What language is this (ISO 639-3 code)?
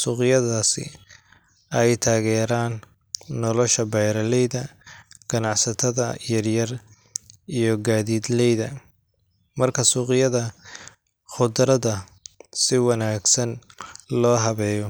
som